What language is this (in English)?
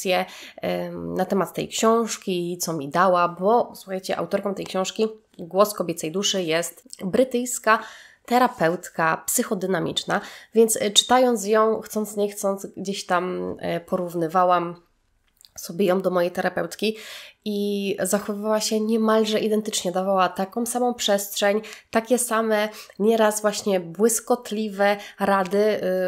Polish